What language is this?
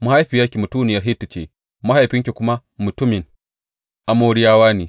Hausa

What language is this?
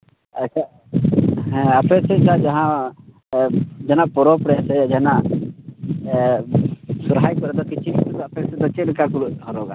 Santali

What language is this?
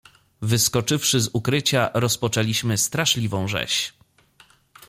Polish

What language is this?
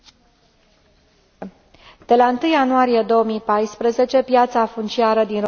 Romanian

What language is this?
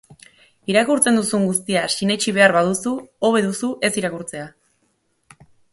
Basque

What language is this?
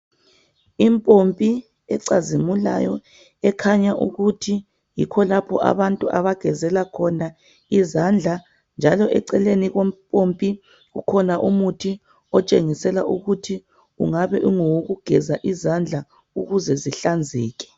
North Ndebele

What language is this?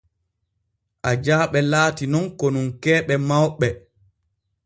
Borgu Fulfulde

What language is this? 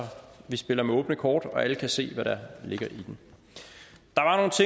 Danish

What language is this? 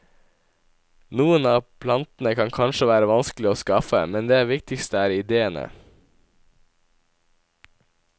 Norwegian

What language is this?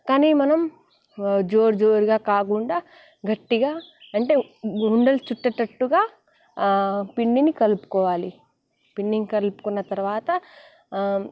Telugu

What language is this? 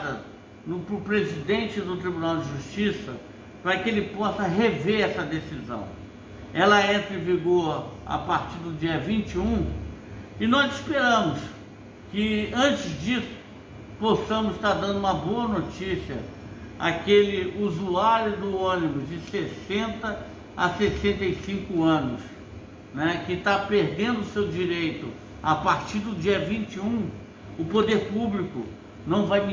Portuguese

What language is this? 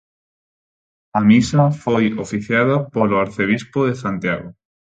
Galician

